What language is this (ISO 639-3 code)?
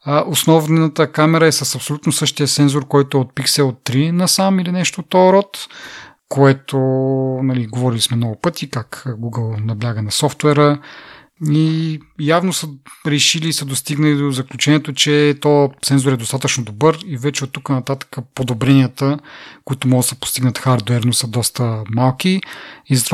bul